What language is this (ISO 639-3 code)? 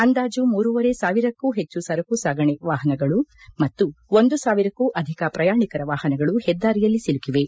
kan